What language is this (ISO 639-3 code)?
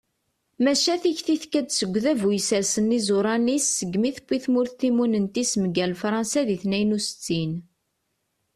kab